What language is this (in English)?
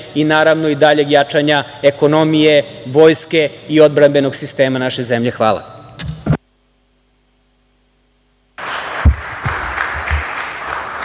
Serbian